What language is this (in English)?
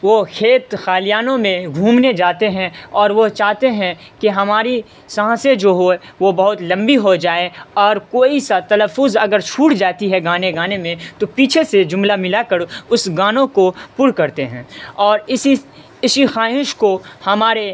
Urdu